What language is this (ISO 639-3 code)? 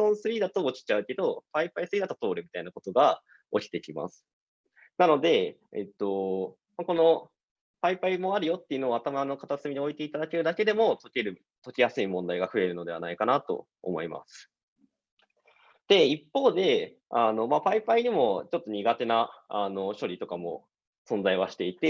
jpn